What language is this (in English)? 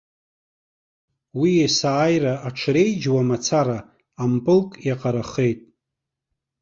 Abkhazian